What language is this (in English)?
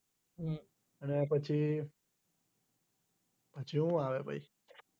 Gujarati